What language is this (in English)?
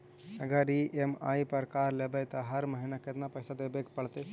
Magahi